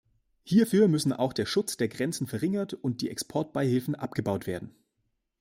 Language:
German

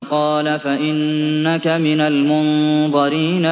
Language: Arabic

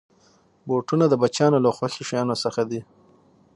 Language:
Pashto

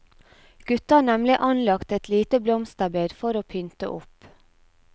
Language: Norwegian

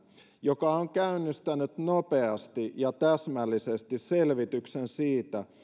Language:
Finnish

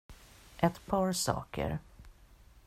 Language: Swedish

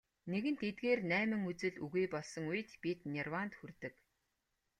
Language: Mongolian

